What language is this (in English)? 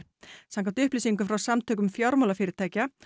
Icelandic